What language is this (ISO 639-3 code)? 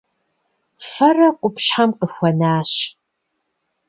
kbd